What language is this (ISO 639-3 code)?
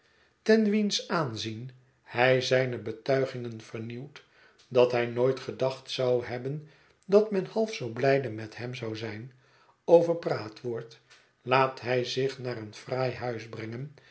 nld